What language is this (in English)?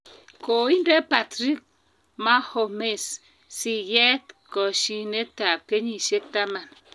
Kalenjin